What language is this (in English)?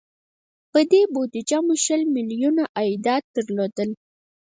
Pashto